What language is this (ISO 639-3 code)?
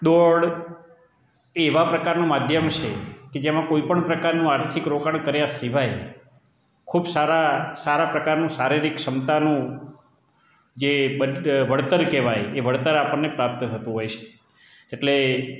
guj